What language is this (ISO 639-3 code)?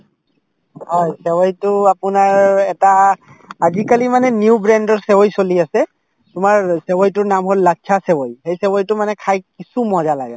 asm